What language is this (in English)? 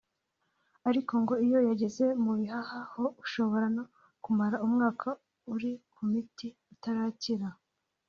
Kinyarwanda